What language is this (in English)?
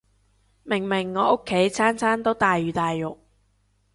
Cantonese